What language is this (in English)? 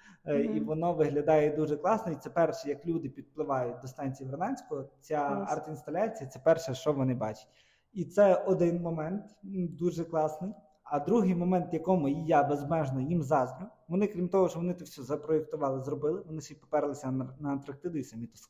Ukrainian